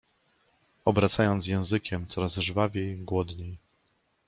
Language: Polish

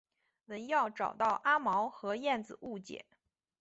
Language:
Chinese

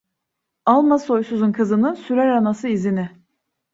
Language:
Turkish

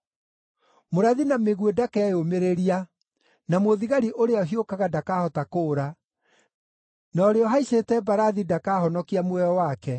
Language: Kikuyu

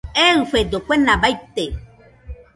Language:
Nüpode Huitoto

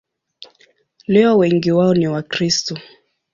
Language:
Swahili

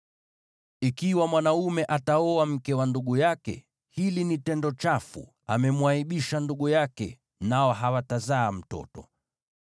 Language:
Swahili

